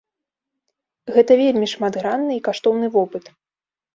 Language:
Belarusian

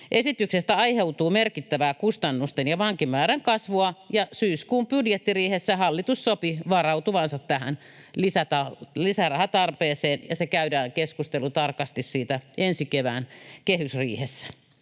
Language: Finnish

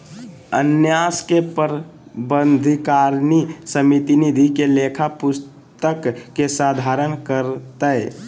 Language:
Magahi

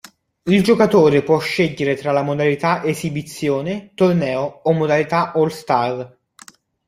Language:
Italian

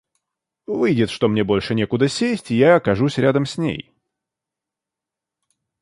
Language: Russian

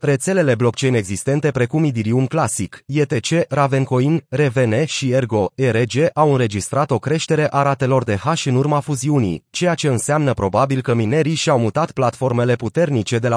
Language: Romanian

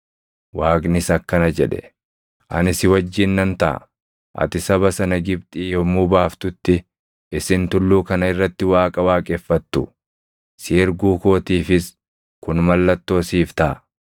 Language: Oromo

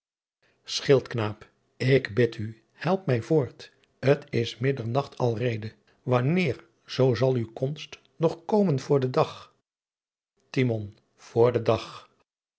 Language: Dutch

